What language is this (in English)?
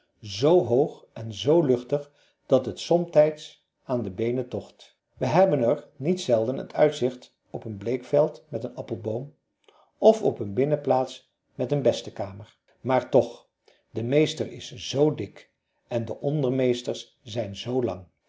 Dutch